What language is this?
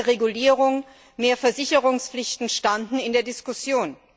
German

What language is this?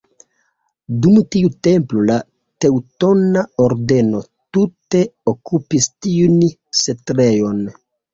Esperanto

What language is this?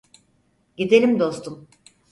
Turkish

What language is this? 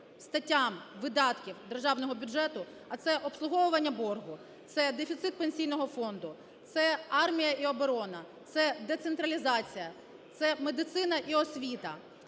Ukrainian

